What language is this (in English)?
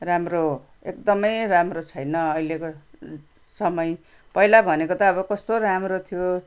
Nepali